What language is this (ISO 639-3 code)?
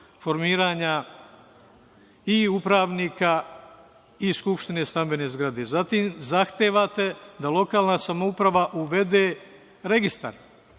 srp